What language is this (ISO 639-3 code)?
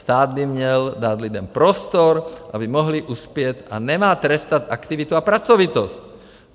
ces